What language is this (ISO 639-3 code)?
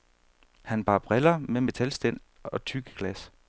dan